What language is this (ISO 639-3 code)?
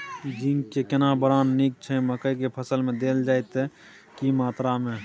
mai